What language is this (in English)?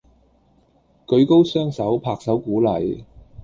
Cantonese